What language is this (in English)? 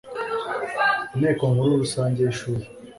Kinyarwanda